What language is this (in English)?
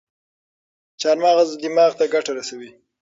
Pashto